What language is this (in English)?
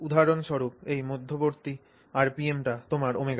Bangla